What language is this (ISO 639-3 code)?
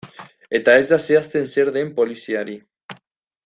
eus